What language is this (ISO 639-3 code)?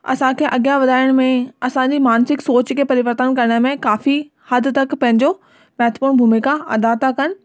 snd